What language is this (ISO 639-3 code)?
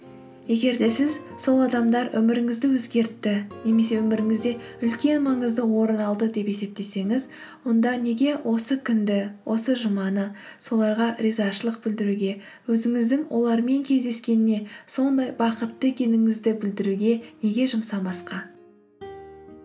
kaz